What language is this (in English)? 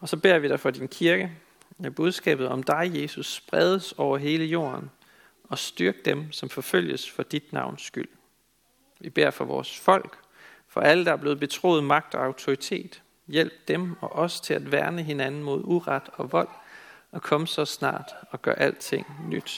Danish